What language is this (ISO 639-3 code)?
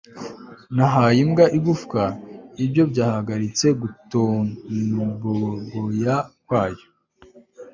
kin